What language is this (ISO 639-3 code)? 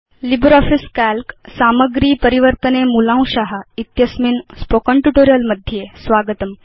san